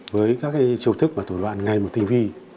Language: Vietnamese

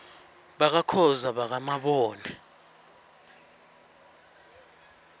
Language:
Swati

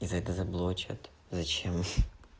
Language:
Russian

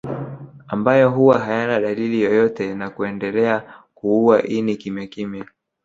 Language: Swahili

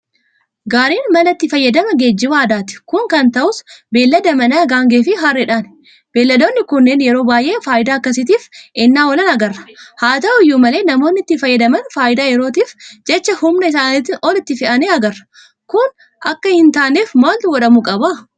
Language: Oromo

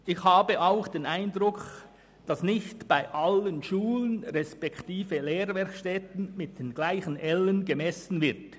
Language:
Swiss German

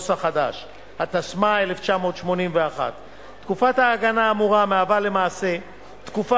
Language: Hebrew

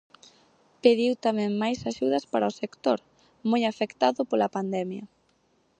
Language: Galician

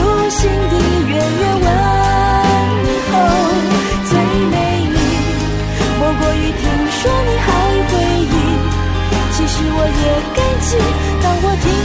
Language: Chinese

